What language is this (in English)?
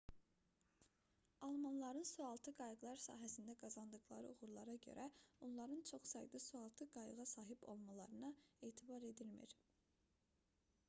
Azerbaijani